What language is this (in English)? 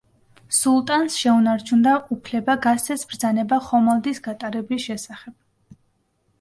Georgian